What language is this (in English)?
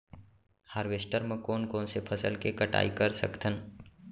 Chhattisgarhi